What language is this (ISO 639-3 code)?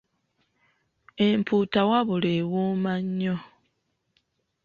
lug